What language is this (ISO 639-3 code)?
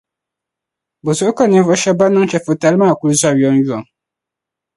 dag